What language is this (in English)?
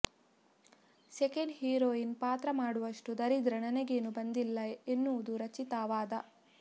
Kannada